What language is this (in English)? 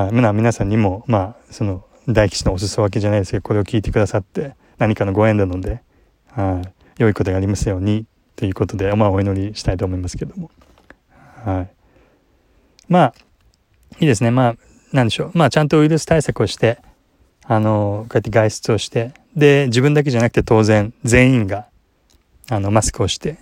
Japanese